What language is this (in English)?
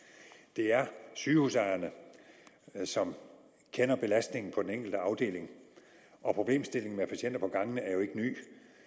Danish